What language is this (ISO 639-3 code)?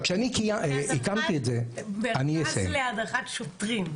heb